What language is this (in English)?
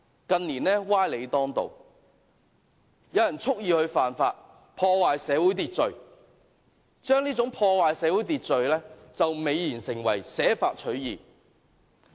Cantonese